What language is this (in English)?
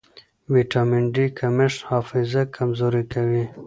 Pashto